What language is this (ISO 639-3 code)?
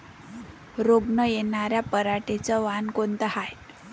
mar